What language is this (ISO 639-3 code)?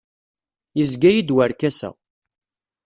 kab